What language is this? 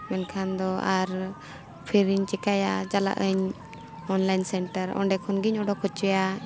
Santali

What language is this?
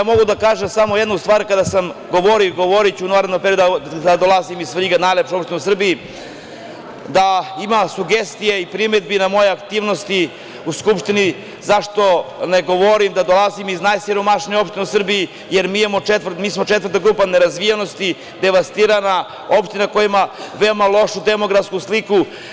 Serbian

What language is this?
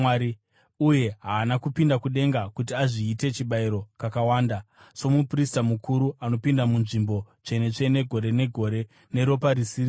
Shona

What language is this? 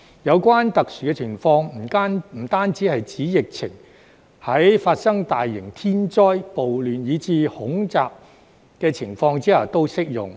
Cantonese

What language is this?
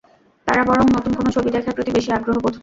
Bangla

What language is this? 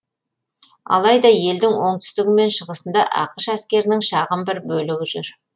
Kazakh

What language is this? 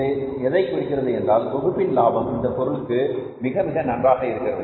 Tamil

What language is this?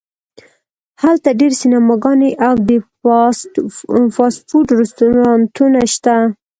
Pashto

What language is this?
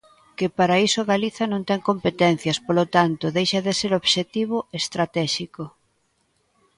Galician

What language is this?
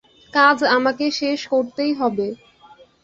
Bangla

